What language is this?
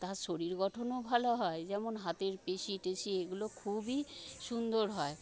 Bangla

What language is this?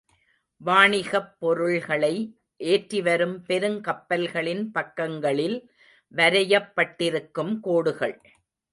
Tamil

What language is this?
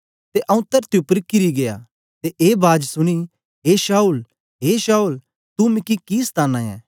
Dogri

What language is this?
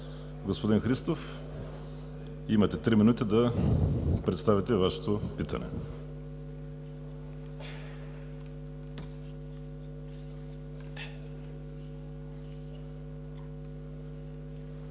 Bulgarian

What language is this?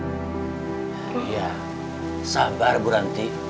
Indonesian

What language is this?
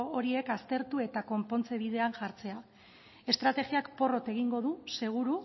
Basque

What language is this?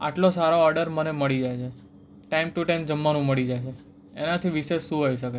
Gujarati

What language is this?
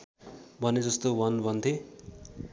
Nepali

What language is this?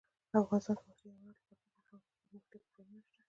Pashto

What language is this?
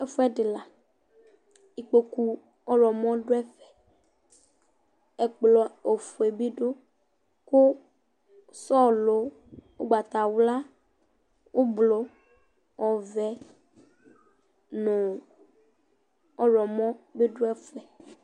Ikposo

